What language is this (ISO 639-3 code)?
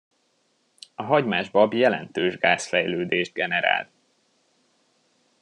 hun